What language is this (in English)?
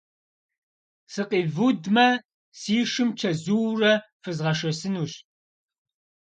Kabardian